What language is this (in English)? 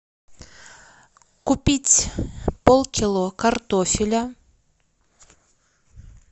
Russian